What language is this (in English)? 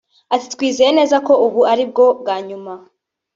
Kinyarwanda